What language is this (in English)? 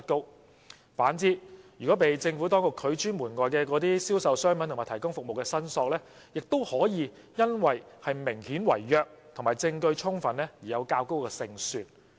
Cantonese